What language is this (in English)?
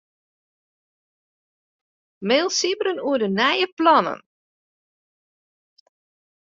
Western Frisian